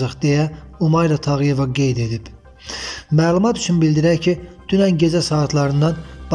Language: Turkish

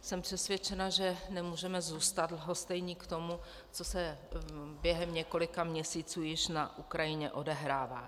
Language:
Czech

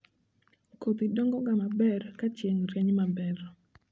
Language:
Luo (Kenya and Tanzania)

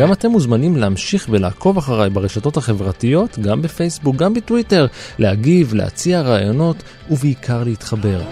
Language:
Hebrew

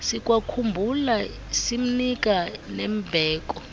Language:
Xhosa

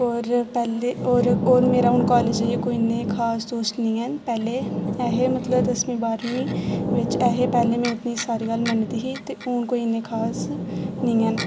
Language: Dogri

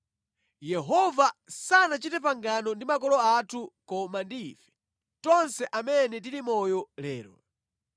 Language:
Nyanja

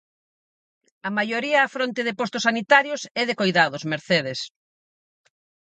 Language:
Galician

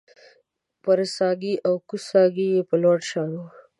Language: Pashto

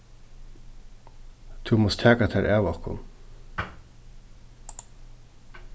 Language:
Faroese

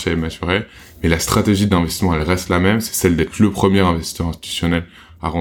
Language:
French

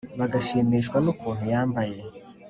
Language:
Kinyarwanda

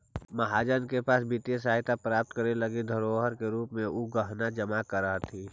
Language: Magahi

